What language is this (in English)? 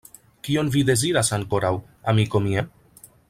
Esperanto